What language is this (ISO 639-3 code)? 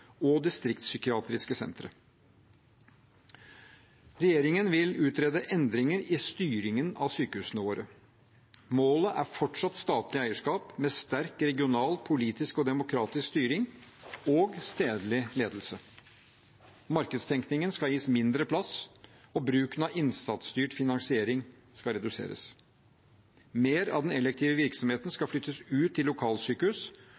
nob